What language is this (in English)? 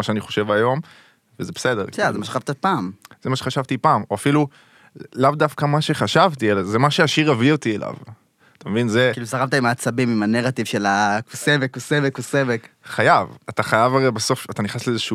Hebrew